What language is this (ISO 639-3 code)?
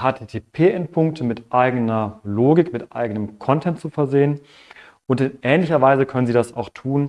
deu